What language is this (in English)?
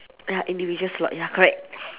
English